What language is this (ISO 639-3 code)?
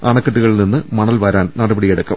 mal